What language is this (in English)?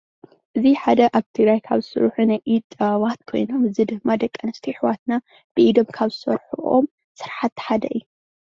Tigrinya